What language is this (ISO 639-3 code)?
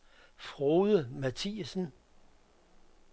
dan